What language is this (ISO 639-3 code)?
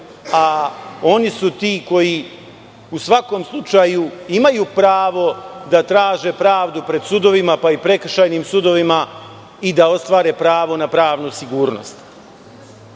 srp